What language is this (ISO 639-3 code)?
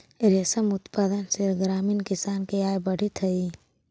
mag